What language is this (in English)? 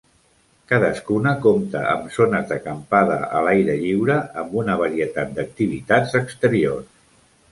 Catalan